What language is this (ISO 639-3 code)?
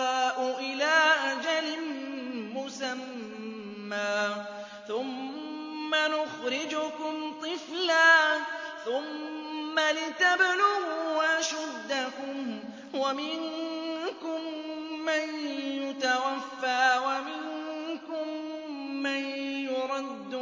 ara